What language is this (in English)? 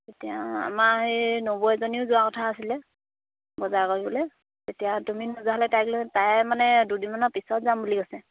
Assamese